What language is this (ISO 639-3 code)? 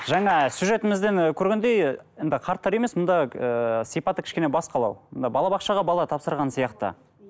kaz